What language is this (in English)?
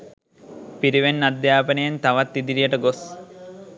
Sinhala